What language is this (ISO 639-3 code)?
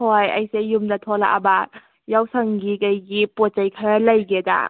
mni